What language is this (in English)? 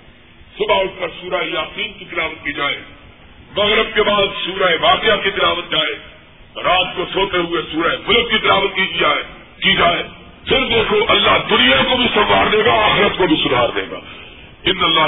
Urdu